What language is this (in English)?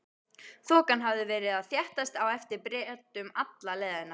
Icelandic